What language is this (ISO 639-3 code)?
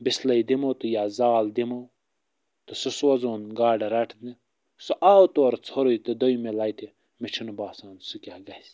kas